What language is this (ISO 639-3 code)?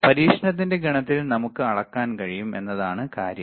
mal